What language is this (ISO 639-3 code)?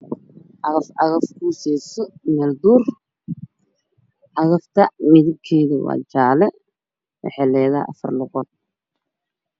som